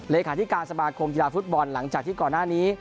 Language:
Thai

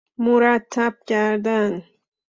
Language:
Persian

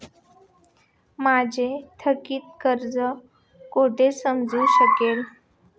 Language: Marathi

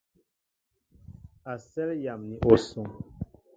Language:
Mbo (Cameroon)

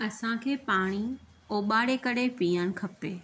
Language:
Sindhi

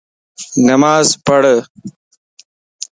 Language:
Lasi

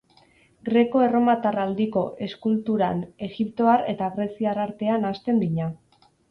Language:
Basque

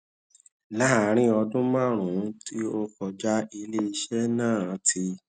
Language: Yoruba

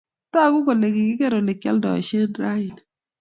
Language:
Kalenjin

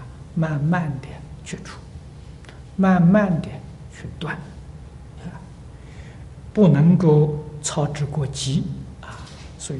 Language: Chinese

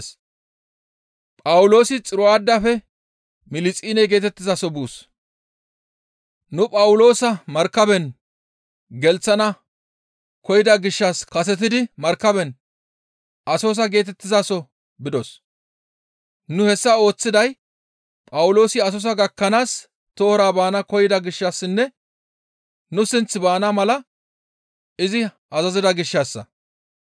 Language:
Gamo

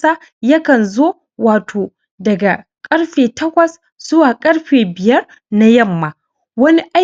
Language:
Hausa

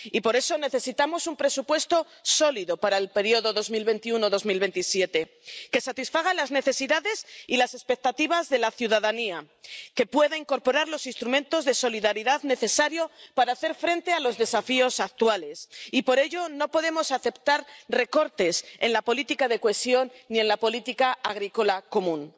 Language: Spanish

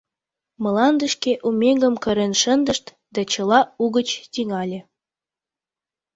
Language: Mari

